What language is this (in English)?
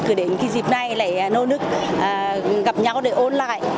Vietnamese